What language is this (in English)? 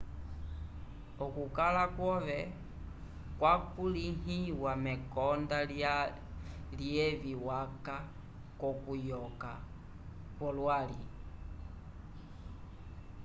Umbundu